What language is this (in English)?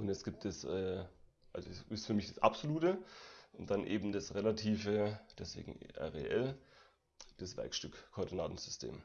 German